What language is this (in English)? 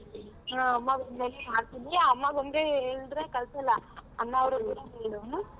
Kannada